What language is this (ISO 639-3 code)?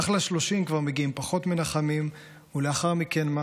heb